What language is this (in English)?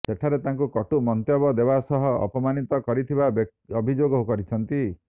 Odia